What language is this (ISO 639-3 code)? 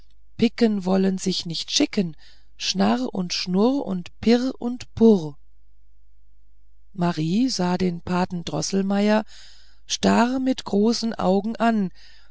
deu